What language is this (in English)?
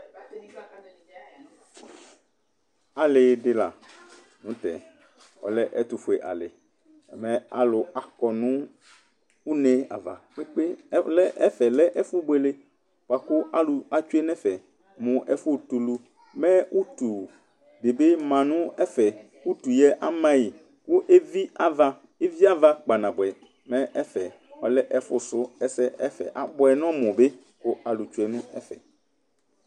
Ikposo